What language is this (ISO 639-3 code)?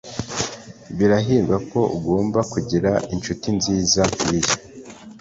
kin